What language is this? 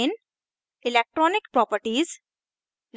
Hindi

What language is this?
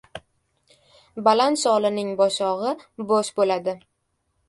Uzbek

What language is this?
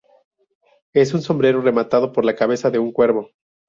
Spanish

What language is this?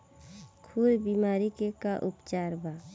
Bhojpuri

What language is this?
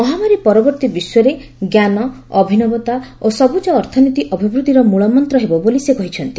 Odia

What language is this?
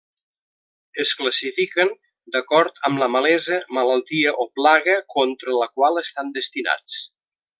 Catalan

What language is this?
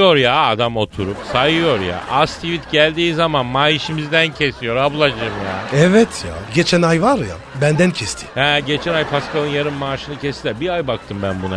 Turkish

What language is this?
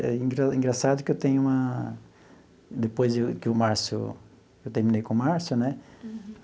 Portuguese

